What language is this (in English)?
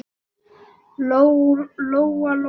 Icelandic